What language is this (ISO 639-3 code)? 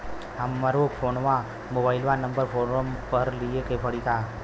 bho